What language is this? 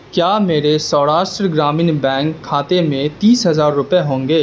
Urdu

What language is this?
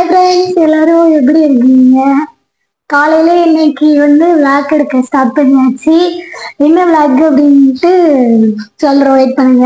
Tamil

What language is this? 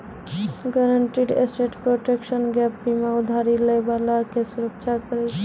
Maithili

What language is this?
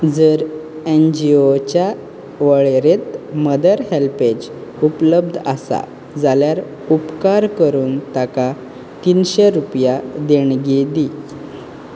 Konkani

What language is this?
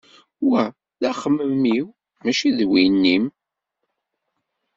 Kabyle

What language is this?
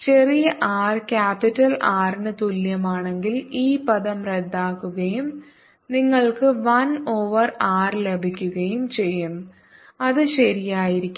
Malayalam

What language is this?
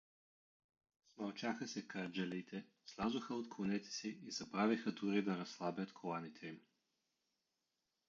Bulgarian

